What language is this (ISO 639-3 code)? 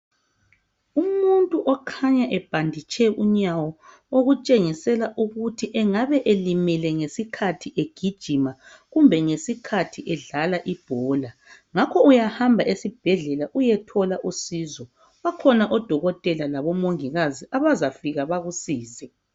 nde